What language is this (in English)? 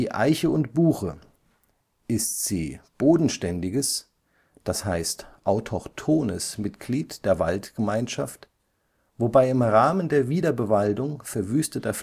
German